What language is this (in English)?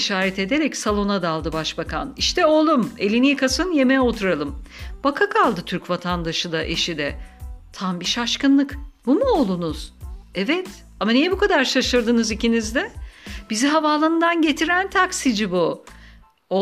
Turkish